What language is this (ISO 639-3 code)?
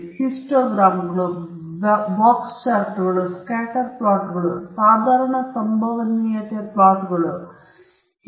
kan